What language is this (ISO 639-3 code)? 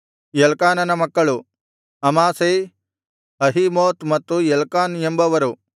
kan